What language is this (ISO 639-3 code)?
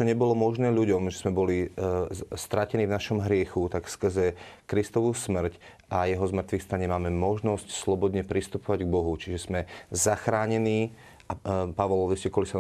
slk